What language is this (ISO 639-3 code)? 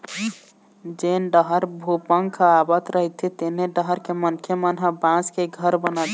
hne